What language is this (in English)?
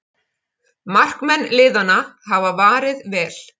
Icelandic